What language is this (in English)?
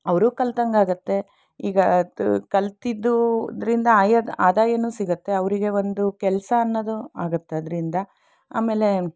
Kannada